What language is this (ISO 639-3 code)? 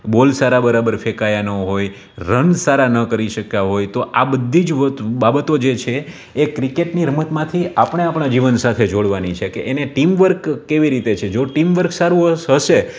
guj